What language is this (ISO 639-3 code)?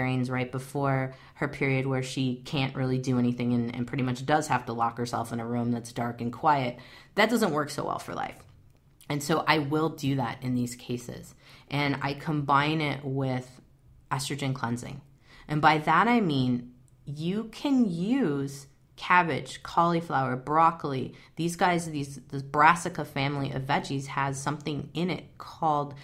eng